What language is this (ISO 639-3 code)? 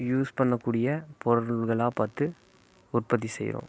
tam